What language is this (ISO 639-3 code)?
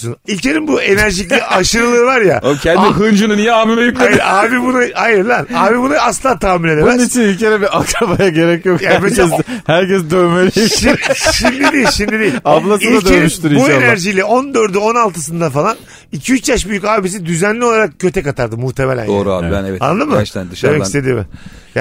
tur